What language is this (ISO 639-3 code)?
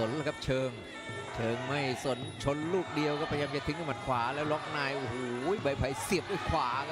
tha